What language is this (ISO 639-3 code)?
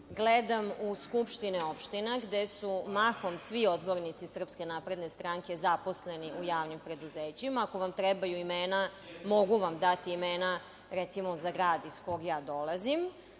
srp